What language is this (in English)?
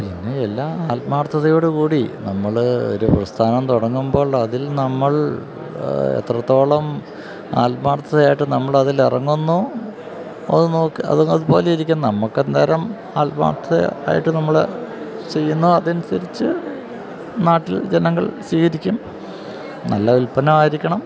Malayalam